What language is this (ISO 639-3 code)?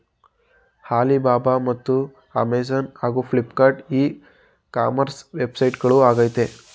kan